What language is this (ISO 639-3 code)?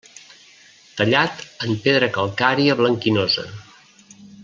cat